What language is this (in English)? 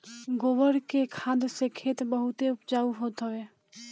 Bhojpuri